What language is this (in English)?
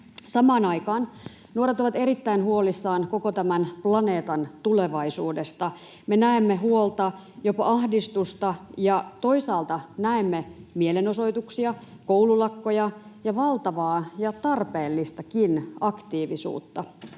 Finnish